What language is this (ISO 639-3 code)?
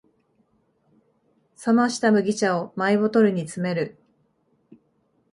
jpn